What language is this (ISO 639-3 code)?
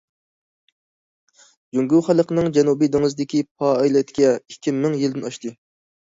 uig